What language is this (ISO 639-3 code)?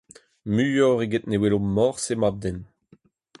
bre